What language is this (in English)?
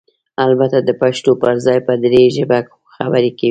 Pashto